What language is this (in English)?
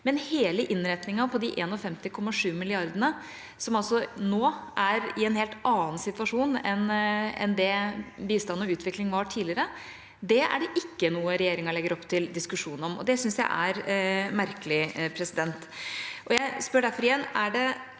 Norwegian